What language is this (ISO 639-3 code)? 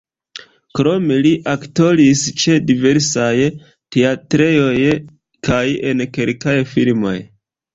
epo